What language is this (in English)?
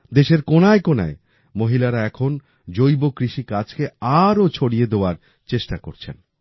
Bangla